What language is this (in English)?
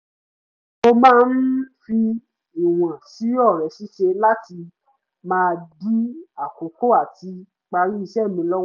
Yoruba